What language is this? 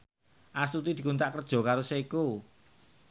Javanese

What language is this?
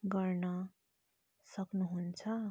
Nepali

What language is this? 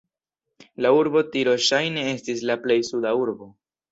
Esperanto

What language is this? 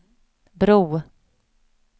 Swedish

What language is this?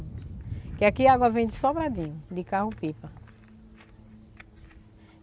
Portuguese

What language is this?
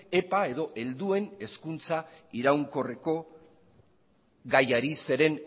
Basque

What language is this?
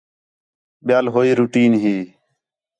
Khetrani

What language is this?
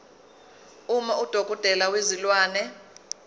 Zulu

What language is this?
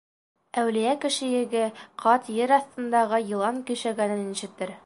Bashkir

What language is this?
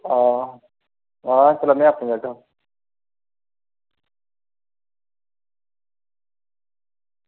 Dogri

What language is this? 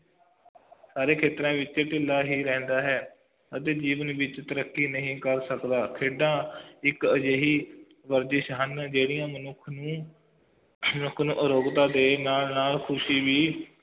Punjabi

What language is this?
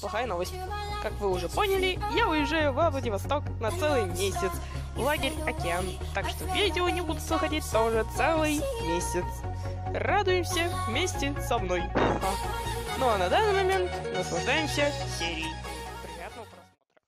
Russian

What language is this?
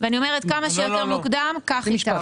Hebrew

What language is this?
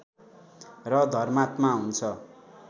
Nepali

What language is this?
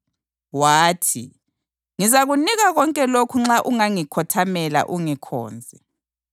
North Ndebele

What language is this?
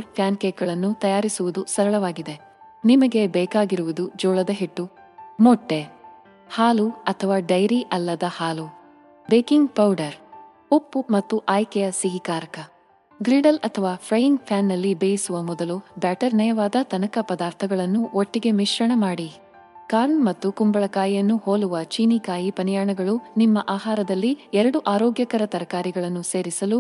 Kannada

